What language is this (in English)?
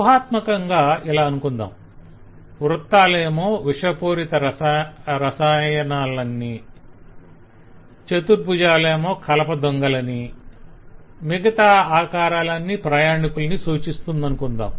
Telugu